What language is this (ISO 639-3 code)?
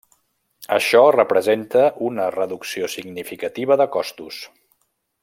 cat